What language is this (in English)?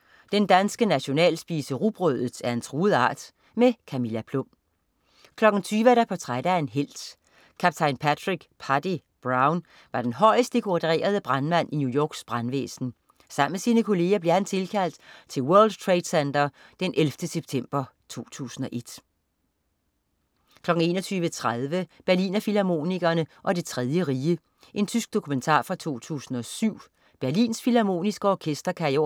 Danish